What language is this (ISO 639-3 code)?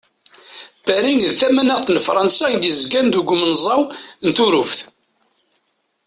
kab